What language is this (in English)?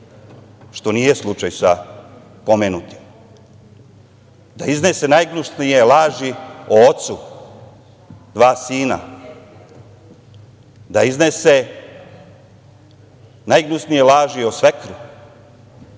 Serbian